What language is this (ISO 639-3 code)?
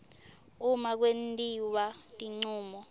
ssw